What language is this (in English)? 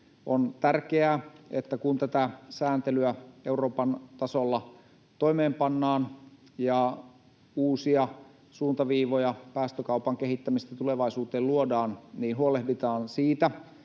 Finnish